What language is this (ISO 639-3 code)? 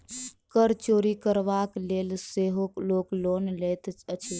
mai